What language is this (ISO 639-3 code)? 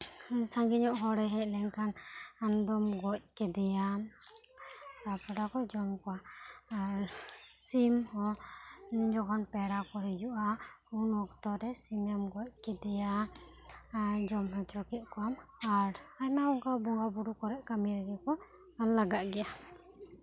sat